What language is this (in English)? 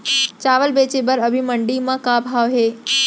Chhattisgarhi